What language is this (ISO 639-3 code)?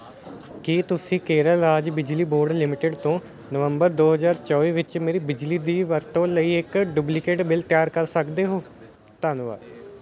pan